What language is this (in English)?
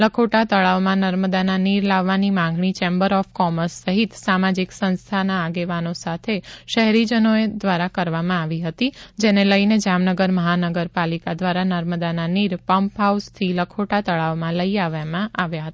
Gujarati